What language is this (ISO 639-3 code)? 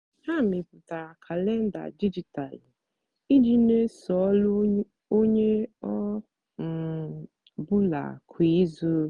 ibo